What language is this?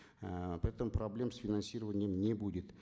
Kazakh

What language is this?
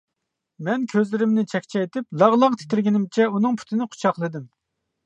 Uyghur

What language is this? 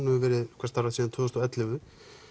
Icelandic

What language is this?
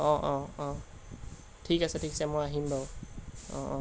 Assamese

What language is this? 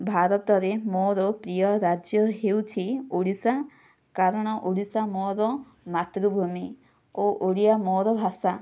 Odia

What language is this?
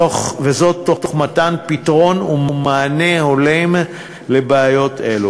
Hebrew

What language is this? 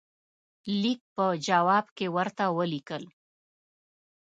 Pashto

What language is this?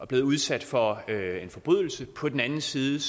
Danish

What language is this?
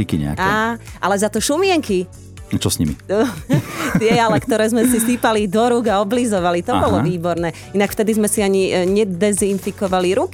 Slovak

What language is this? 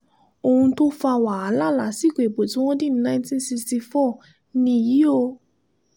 Yoruba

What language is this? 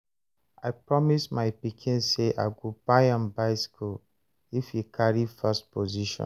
Nigerian Pidgin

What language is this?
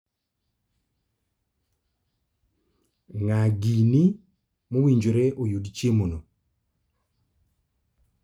Luo (Kenya and Tanzania)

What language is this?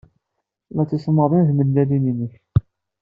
Kabyle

